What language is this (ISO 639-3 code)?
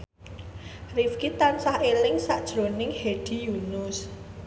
jav